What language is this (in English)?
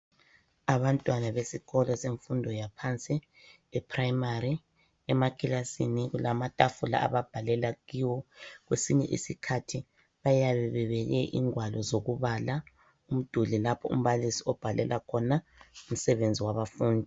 North Ndebele